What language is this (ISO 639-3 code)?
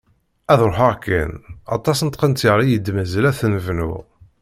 kab